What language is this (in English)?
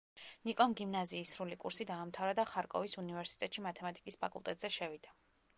Georgian